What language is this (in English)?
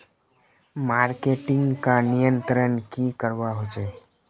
Magahi